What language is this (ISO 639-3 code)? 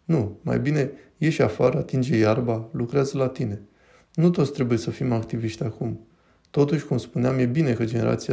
ron